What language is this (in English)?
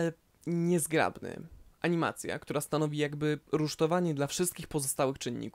Polish